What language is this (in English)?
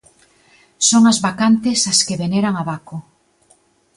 Galician